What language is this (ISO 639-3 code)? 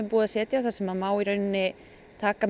isl